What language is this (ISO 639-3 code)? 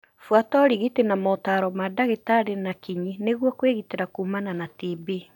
kik